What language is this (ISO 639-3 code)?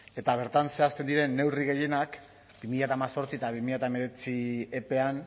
eus